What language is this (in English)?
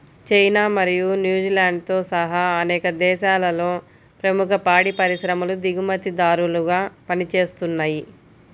Telugu